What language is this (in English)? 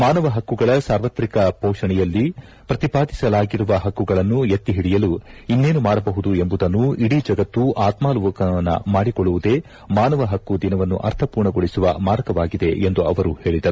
Kannada